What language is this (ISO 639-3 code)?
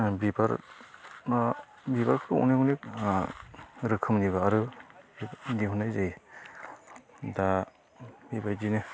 brx